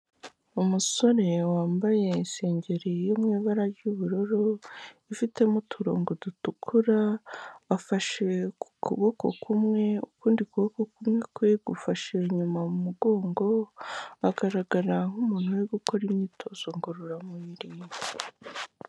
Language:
Kinyarwanda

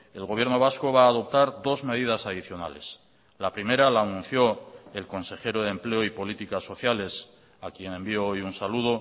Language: Spanish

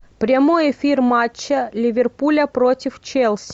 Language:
Russian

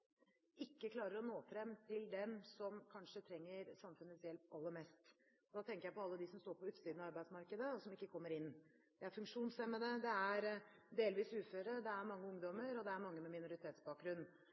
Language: Norwegian Bokmål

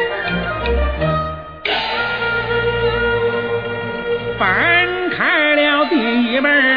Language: Chinese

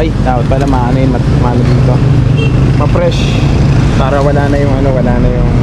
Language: Filipino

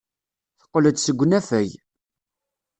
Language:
Kabyle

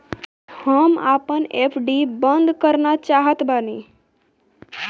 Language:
Bhojpuri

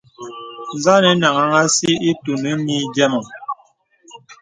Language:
Bebele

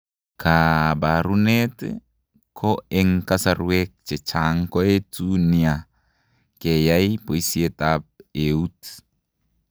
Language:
Kalenjin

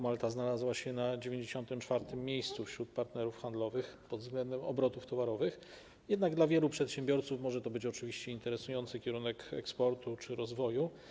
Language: Polish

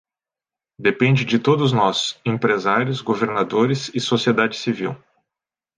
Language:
Portuguese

